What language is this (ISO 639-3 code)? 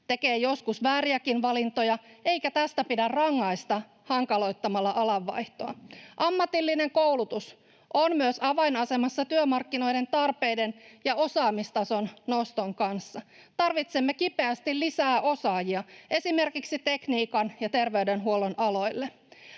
fin